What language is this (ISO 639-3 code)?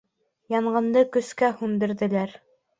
bak